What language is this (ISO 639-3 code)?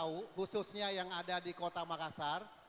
ind